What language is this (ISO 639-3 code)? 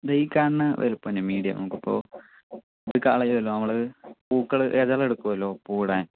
mal